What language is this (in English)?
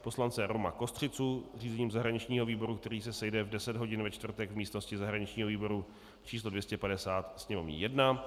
Czech